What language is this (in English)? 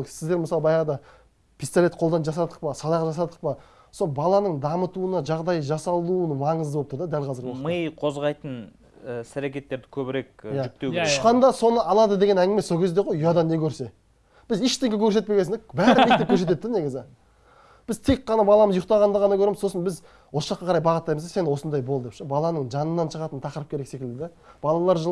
Turkish